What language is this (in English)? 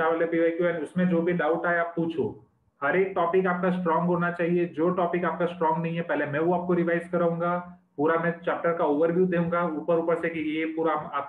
Hindi